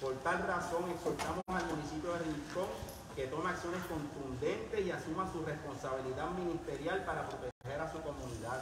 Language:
Spanish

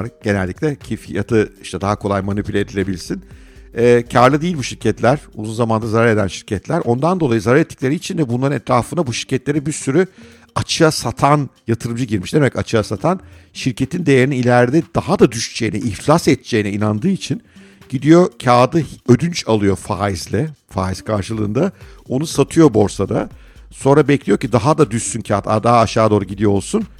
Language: Turkish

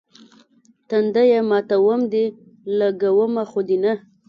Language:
Pashto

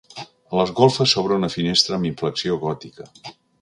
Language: Catalan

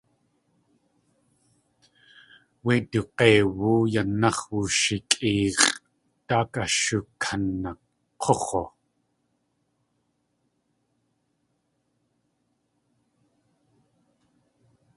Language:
Tlingit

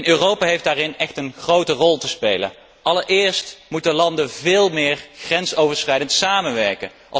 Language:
Dutch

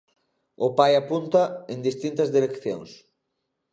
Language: Galician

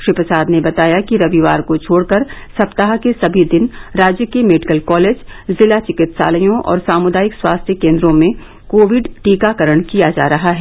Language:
Hindi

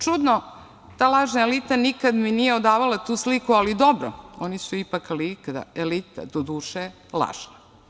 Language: Serbian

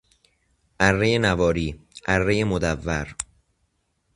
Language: Persian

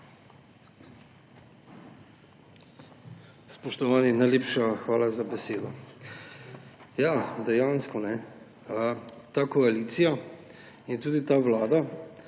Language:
Slovenian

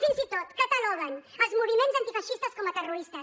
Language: Catalan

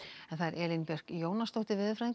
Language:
Icelandic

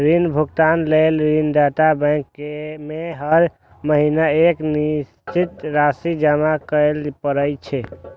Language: Maithili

